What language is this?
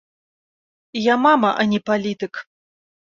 Belarusian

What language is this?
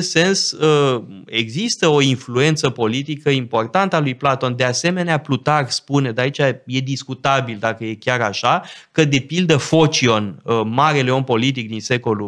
Romanian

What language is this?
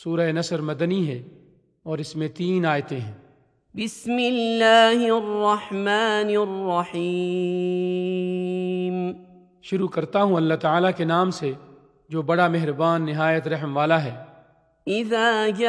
Urdu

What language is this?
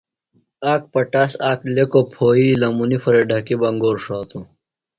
Phalura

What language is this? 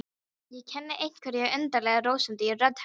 Icelandic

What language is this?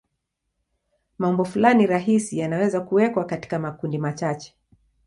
Swahili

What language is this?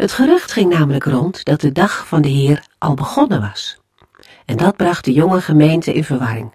Dutch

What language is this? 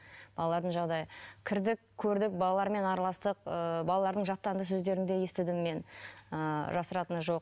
Kazakh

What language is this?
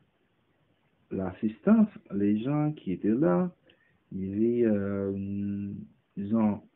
French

